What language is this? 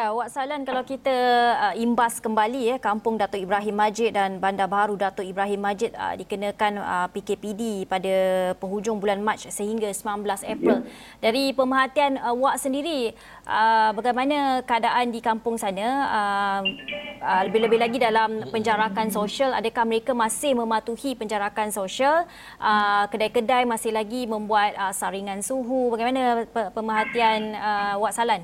Malay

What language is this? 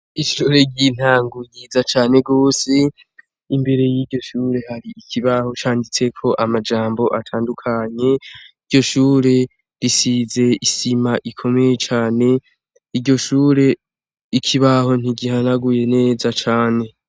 Rundi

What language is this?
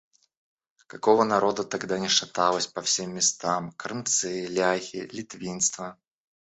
Russian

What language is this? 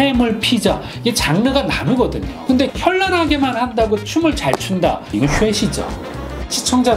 Korean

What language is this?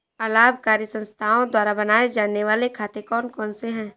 Hindi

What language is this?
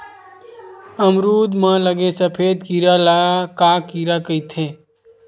Chhattisgarhi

